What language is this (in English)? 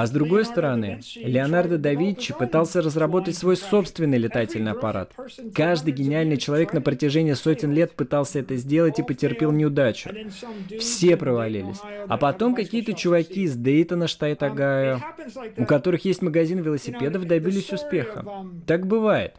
Russian